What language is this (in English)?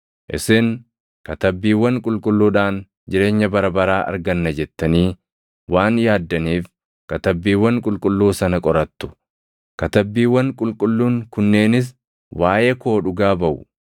Oromo